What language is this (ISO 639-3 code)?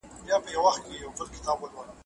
pus